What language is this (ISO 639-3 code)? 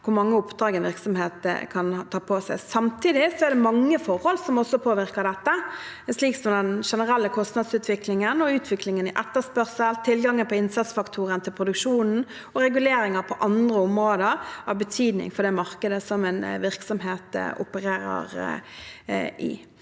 nor